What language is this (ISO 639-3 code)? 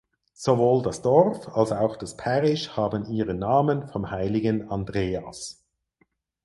deu